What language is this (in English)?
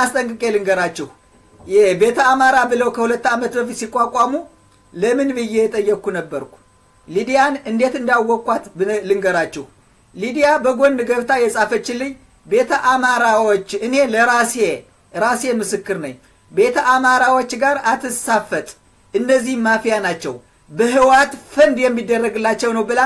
Arabic